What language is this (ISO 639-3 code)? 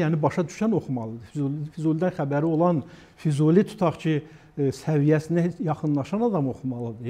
tur